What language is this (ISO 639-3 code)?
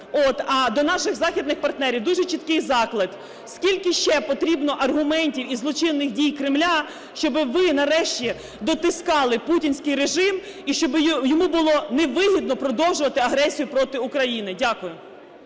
ukr